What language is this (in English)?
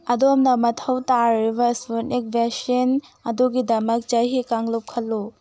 Manipuri